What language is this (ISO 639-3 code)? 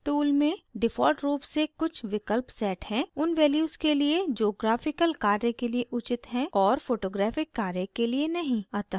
hin